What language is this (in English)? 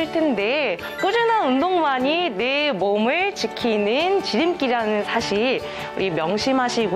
Korean